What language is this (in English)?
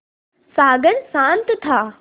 Hindi